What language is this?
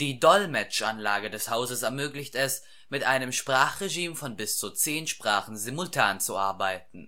German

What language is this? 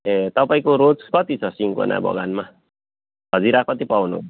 Nepali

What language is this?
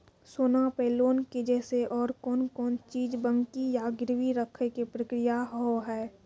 Maithili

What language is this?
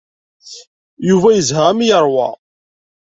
Kabyle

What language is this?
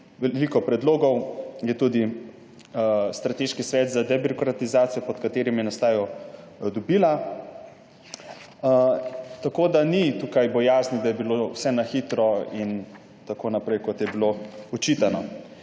Slovenian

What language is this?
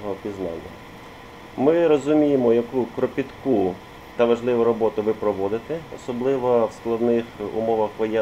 Ukrainian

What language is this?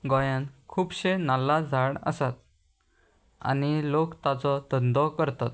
Konkani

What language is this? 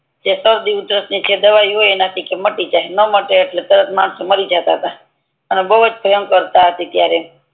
Gujarati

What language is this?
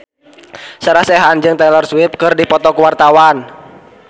Sundanese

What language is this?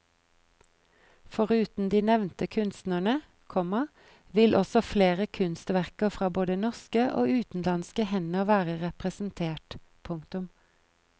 Norwegian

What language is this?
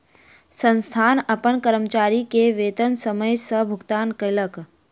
Maithili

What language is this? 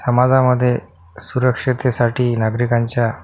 Marathi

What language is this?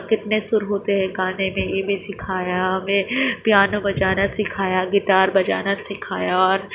Urdu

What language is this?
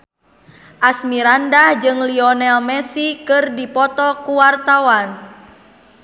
Sundanese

